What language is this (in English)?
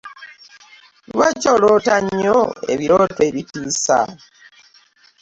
Ganda